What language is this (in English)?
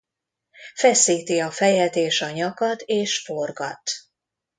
Hungarian